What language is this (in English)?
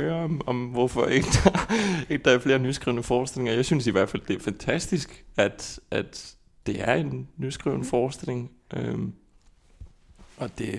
Danish